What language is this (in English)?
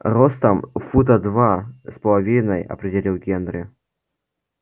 Russian